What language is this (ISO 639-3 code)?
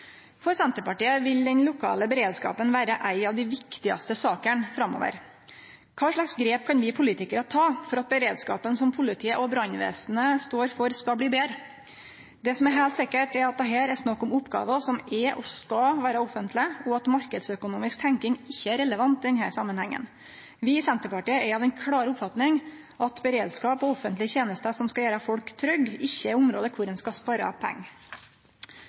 nno